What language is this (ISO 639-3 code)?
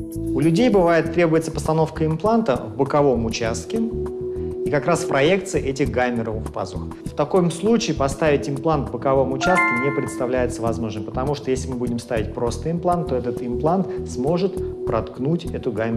rus